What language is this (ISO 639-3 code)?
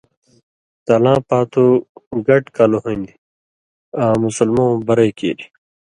mvy